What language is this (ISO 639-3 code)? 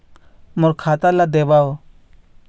hne